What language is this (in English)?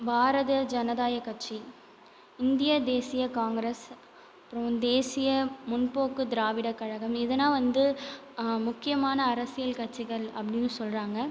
Tamil